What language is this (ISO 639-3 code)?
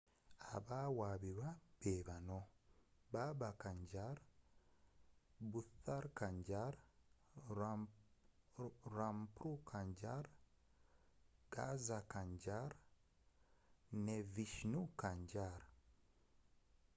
lug